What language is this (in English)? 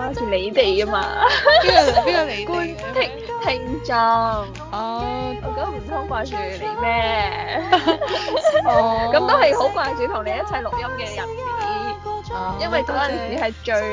Chinese